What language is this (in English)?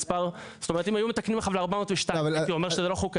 Hebrew